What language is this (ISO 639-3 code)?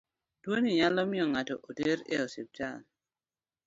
luo